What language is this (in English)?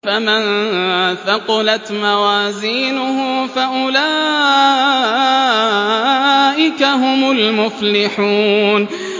Arabic